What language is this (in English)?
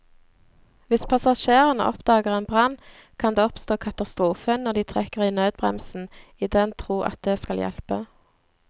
Norwegian